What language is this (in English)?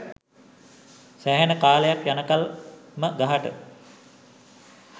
Sinhala